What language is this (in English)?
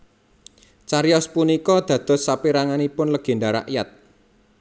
Javanese